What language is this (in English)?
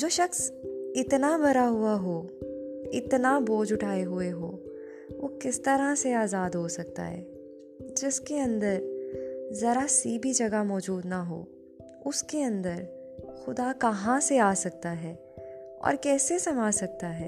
Urdu